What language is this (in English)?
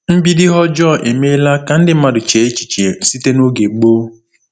Igbo